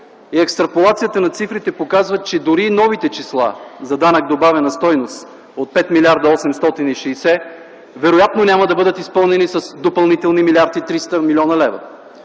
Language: Bulgarian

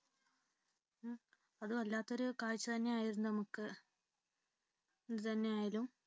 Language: Malayalam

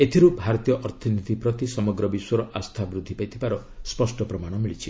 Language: Odia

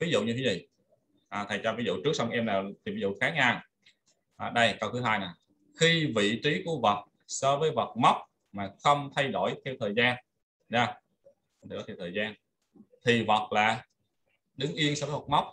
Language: Vietnamese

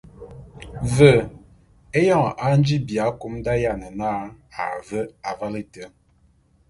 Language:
Bulu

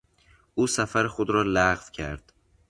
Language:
Persian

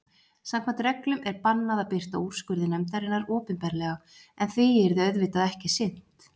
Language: Icelandic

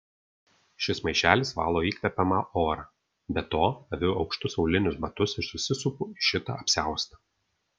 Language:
Lithuanian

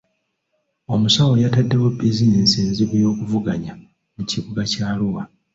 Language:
Ganda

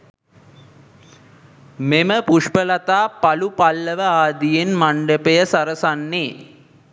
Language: Sinhala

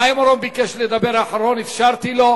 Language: Hebrew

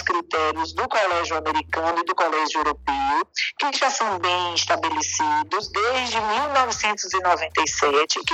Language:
Portuguese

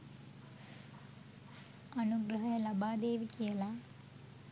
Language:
Sinhala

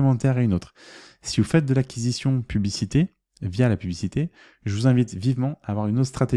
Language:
French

